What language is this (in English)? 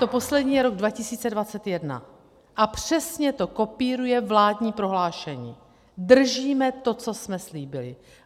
Czech